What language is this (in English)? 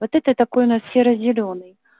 Russian